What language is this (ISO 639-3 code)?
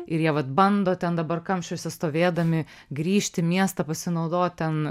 lit